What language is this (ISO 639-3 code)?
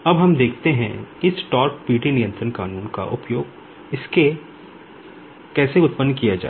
hin